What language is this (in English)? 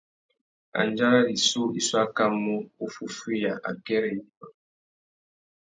Tuki